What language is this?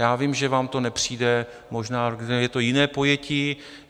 Czech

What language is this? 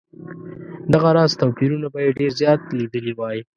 Pashto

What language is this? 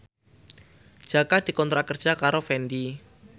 Javanese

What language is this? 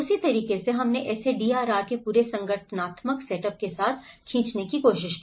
Hindi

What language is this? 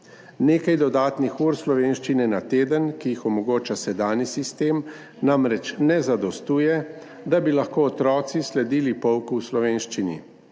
Slovenian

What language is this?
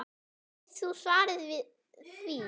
Icelandic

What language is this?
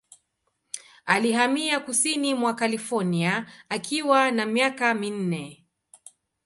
Swahili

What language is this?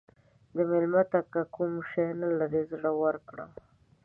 Pashto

